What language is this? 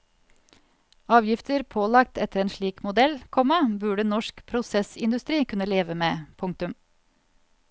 Norwegian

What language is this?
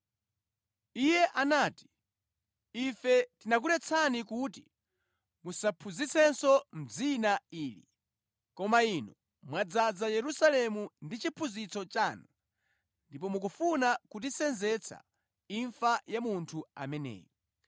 Nyanja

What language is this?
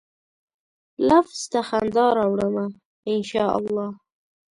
Pashto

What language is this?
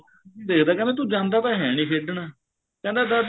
Punjabi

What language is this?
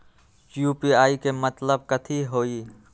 Magahi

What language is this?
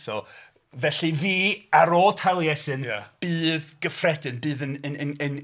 Welsh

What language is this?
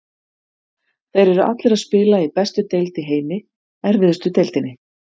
Icelandic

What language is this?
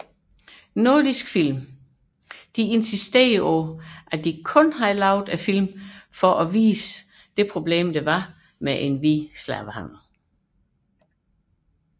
Danish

